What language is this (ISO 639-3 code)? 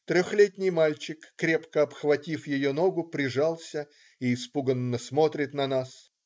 rus